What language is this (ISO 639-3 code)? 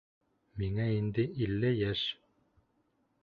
bak